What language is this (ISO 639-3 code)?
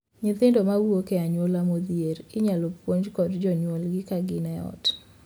luo